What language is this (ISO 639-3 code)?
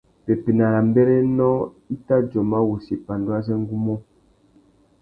bag